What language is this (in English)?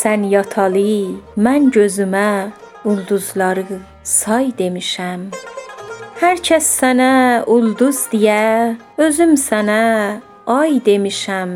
Persian